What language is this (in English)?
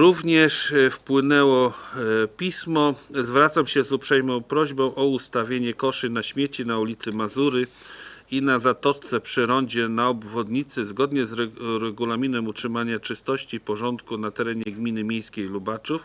Polish